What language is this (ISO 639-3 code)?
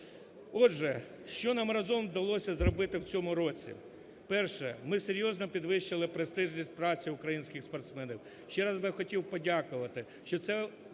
ukr